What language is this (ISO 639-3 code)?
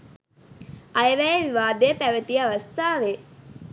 sin